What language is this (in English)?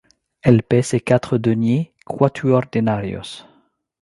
French